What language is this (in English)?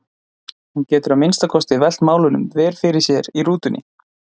Icelandic